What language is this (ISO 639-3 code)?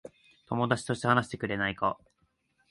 jpn